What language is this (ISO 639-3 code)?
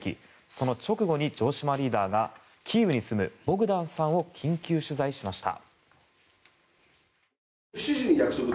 jpn